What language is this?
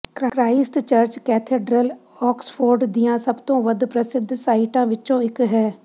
Punjabi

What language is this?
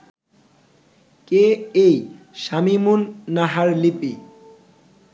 Bangla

